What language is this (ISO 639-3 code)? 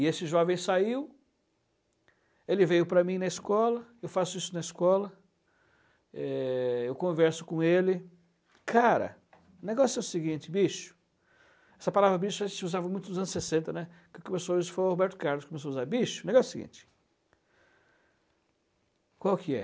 por